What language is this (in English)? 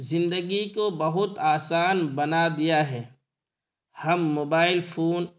Urdu